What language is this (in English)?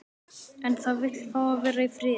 Icelandic